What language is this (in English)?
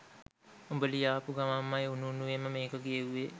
Sinhala